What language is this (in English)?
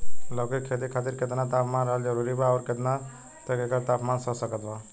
Bhojpuri